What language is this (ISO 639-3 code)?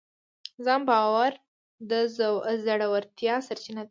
pus